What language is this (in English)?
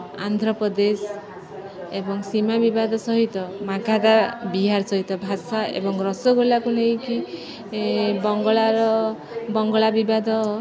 Odia